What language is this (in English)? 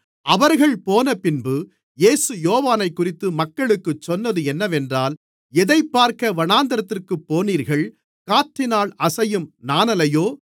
Tamil